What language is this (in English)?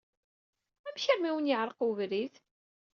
Kabyle